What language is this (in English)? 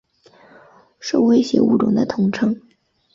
Chinese